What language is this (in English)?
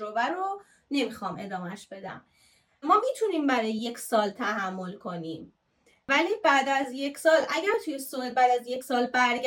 Persian